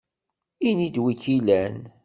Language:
Kabyle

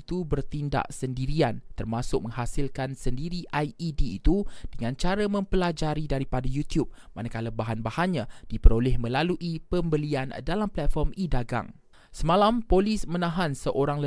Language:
Malay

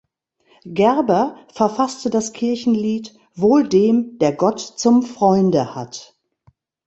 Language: German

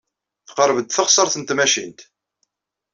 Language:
Kabyle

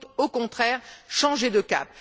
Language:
French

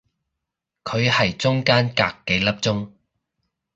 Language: Cantonese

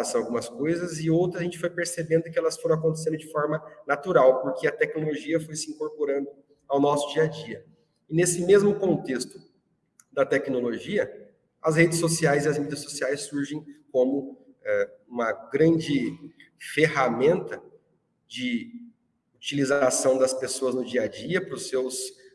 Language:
Portuguese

